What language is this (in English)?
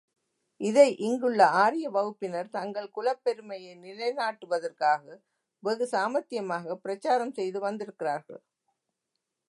Tamil